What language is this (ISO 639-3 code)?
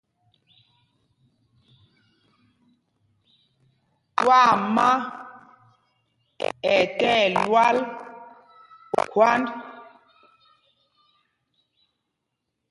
mgg